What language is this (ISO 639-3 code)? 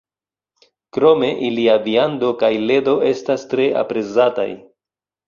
epo